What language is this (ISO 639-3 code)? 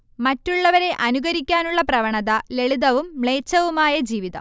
mal